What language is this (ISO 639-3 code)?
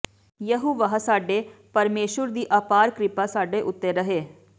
pan